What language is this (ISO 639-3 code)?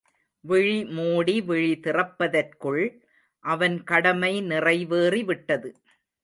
tam